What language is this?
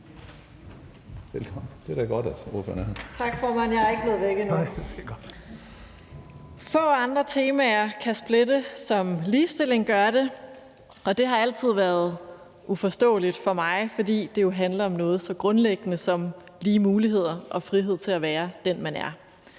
Danish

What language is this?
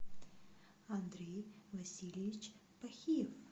Russian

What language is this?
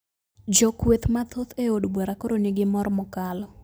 Luo (Kenya and Tanzania)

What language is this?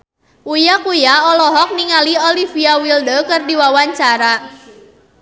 Sundanese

